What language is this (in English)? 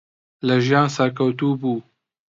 Central Kurdish